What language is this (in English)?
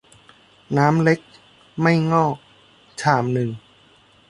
Thai